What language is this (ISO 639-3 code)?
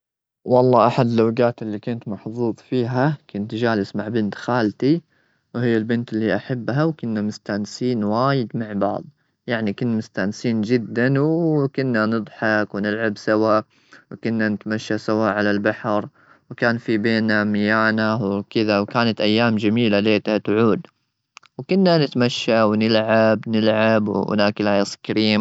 afb